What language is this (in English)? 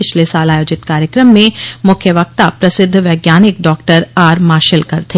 Hindi